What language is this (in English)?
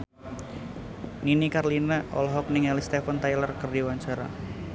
Sundanese